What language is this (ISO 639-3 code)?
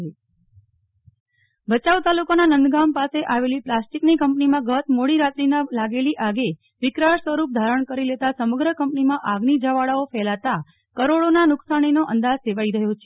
guj